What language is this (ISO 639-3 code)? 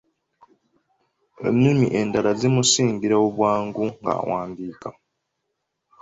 lug